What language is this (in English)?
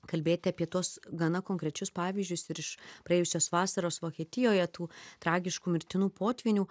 Lithuanian